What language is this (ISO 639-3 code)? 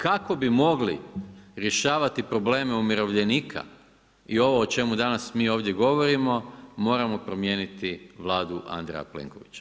hrv